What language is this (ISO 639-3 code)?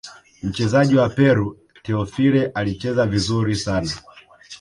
swa